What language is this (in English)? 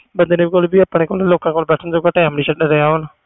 Punjabi